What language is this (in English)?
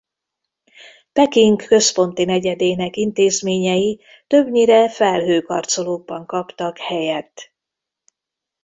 Hungarian